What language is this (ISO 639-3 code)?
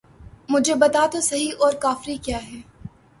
urd